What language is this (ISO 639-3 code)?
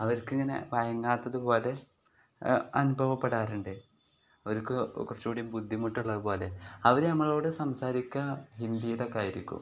mal